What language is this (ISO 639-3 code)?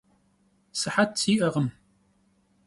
kbd